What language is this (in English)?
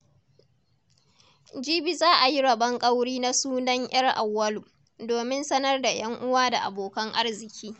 Hausa